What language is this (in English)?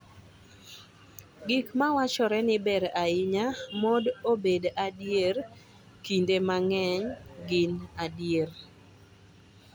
Luo (Kenya and Tanzania)